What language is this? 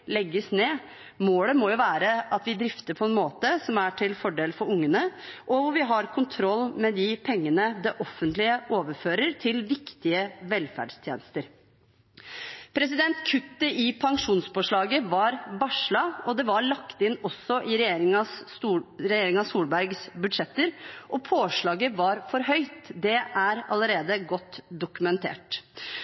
Norwegian Bokmål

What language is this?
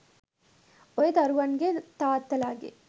Sinhala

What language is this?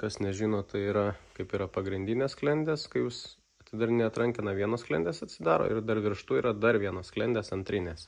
Lithuanian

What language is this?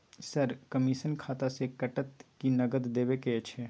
Maithili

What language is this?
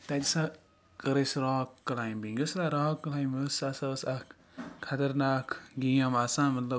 Kashmiri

